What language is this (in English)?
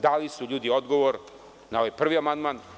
Serbian